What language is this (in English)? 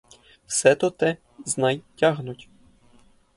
Ukrainian